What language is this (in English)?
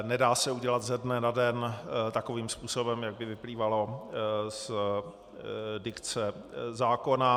Czech